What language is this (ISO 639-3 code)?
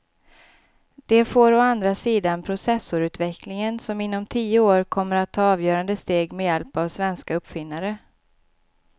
swe